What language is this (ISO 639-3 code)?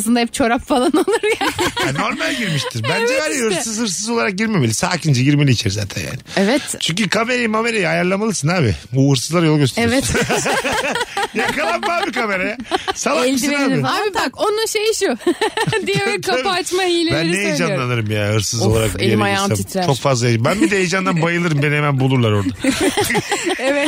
tur